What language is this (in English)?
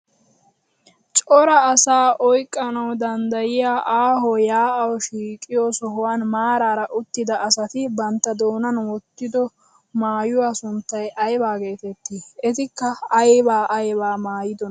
Wolaytta